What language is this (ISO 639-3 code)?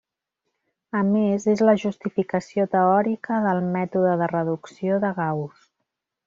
cat